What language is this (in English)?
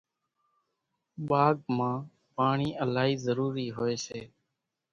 Kachi Koli